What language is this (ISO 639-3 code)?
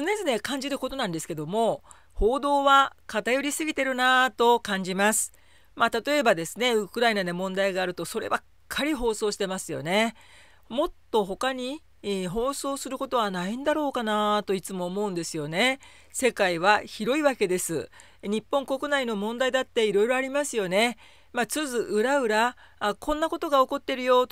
jpn